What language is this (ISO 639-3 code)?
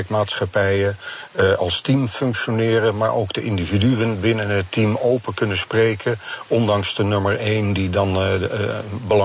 nld